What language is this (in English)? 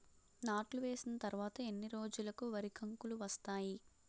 Telugu